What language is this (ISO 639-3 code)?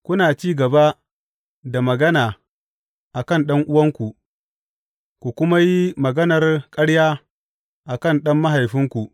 hau